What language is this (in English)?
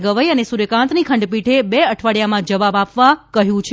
Gujarati